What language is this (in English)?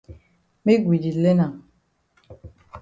Cameroon Pidgin